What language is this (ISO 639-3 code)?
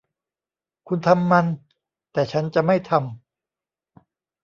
tha